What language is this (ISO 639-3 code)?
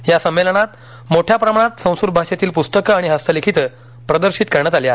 mar